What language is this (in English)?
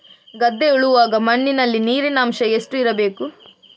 Kannada